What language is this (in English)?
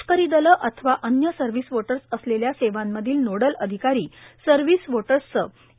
Marathi